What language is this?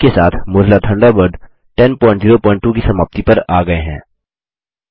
Hindi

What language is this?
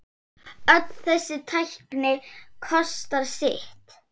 Icelandic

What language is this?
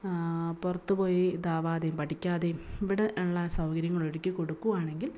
Malayalam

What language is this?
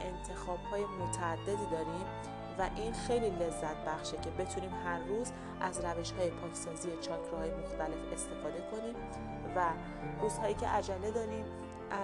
Persian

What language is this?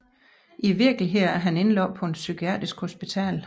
Danish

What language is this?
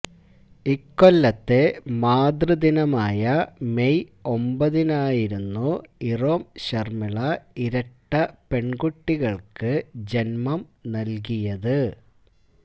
Malayalam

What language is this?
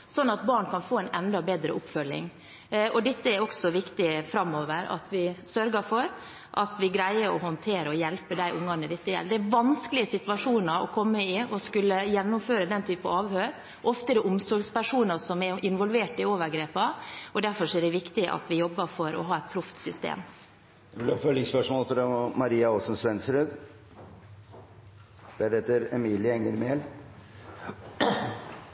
Norwegian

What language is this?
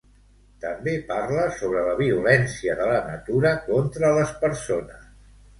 Catalan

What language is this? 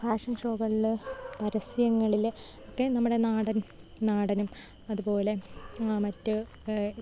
Malayalam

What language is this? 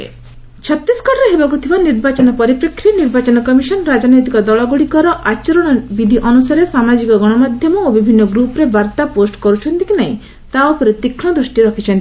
Odia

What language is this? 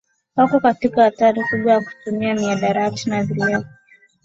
Swahili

